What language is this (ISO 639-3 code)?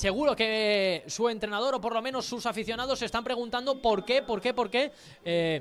spa